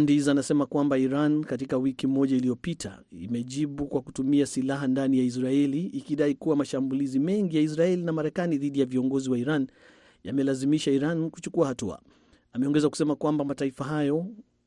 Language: Swahili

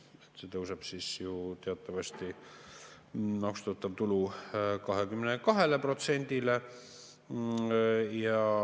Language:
Estonian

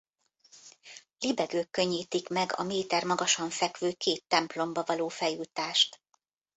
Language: Hungarian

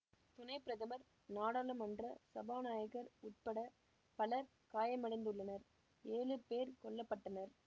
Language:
Tamil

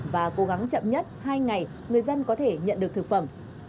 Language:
Vietnamese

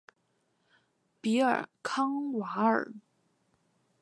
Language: Chinese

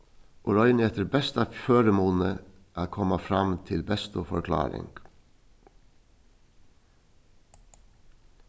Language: Faroese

